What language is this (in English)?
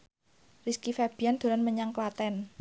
Javanese